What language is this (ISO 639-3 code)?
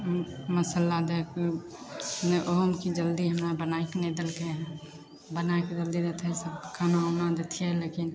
mai